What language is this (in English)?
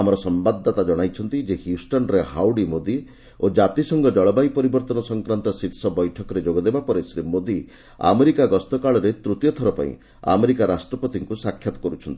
Odia